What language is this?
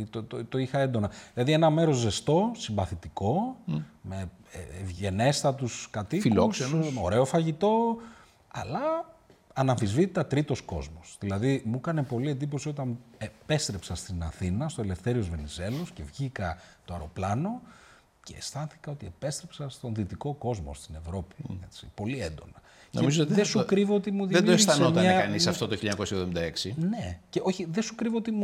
Greek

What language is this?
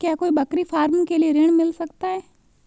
Hindi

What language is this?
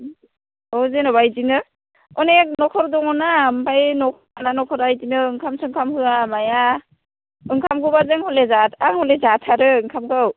Bodo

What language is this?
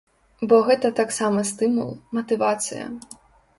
Belarusian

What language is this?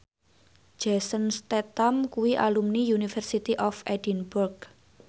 Javanese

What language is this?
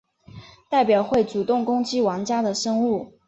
Chinese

